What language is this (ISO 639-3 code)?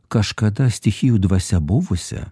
lit